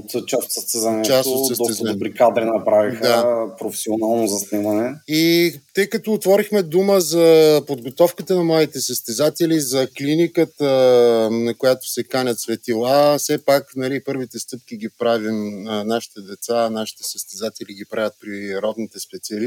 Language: Bulgarian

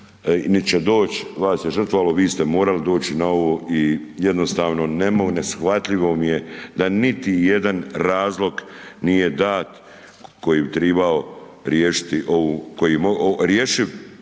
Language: Croatian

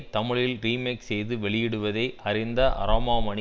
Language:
Tamil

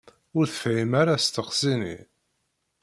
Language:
Kabyle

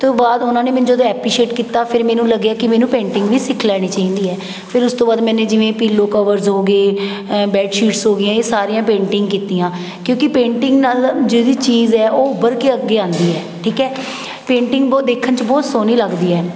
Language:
Punjabi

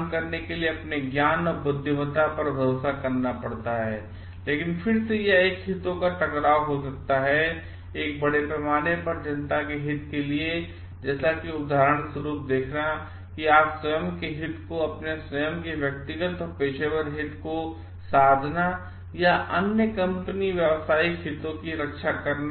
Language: Hindi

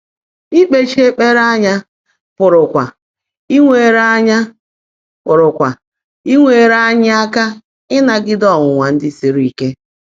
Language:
Igbo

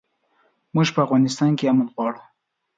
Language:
Pashto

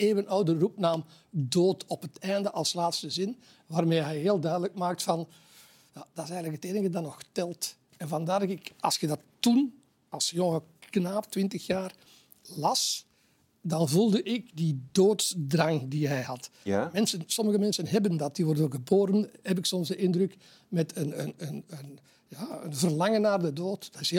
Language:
Dutch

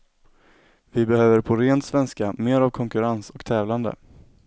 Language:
Swedish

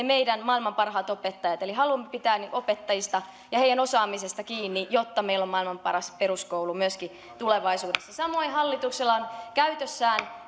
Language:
Finnish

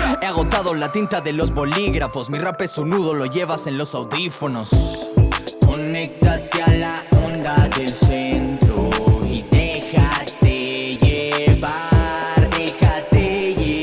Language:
Spanish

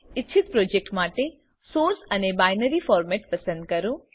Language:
Gujarati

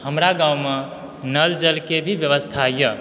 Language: Maithili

